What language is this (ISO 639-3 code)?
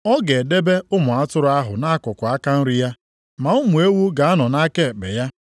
ibo